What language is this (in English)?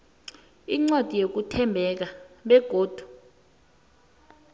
South Ndebele